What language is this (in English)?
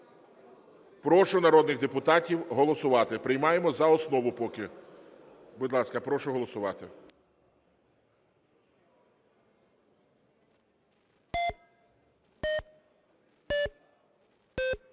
Ukrainian